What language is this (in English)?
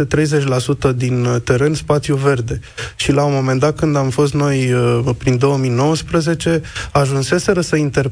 Romanian